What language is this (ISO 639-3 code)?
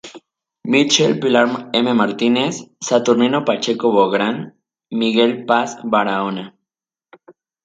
spa